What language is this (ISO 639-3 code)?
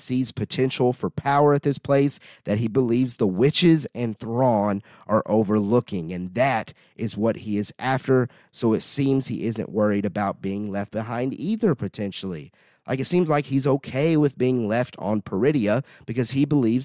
eng